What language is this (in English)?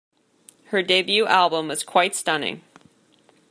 English